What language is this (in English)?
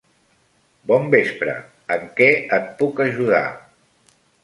Catalan